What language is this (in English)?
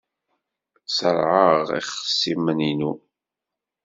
Kabyle